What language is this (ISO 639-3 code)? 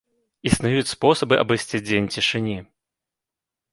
bel